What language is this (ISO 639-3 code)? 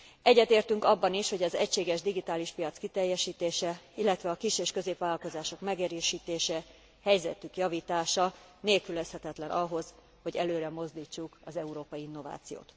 hun